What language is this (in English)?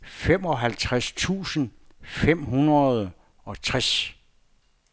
Danish